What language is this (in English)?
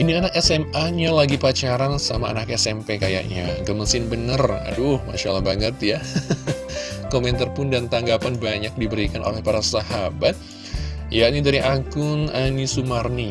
Indonesian